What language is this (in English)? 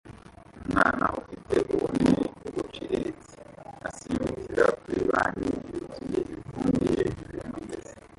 Kinyarwanda